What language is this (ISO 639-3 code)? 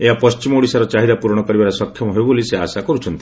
ori